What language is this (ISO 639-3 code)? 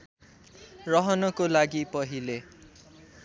nep